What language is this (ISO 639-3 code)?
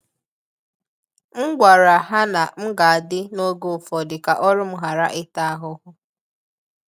ibo